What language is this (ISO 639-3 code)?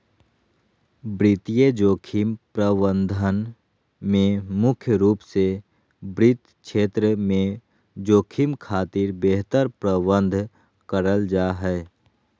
mag